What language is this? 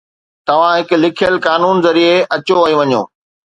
Sindhi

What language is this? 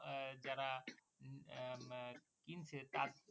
Bangla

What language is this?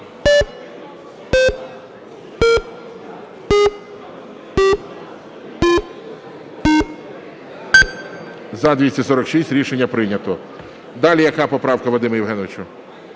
Ukrainian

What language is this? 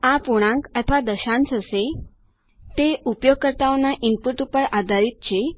Gujarati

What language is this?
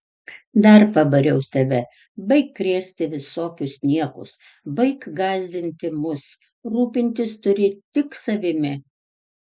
Lithuanian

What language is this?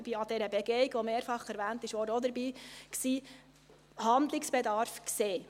Swiss German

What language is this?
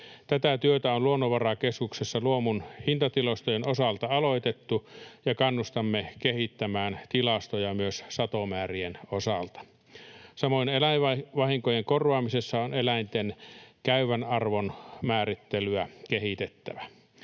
Finnish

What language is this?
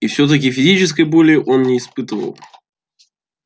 Russian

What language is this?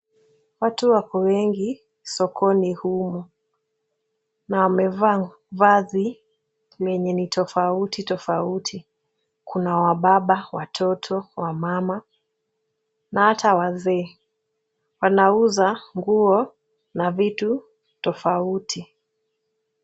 Swahili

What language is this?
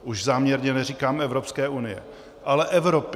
Czech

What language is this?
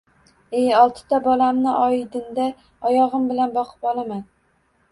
Uzbek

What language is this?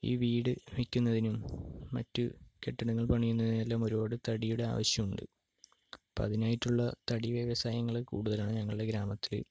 Malayalam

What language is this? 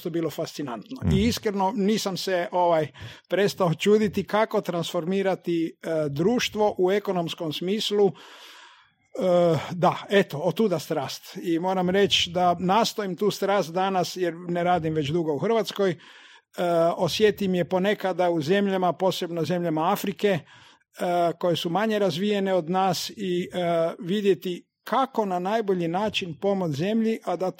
Croatian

